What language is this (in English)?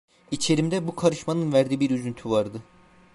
Turkish